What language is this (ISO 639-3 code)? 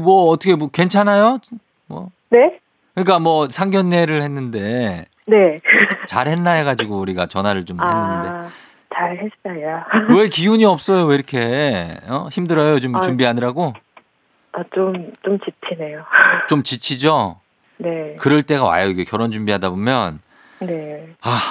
kor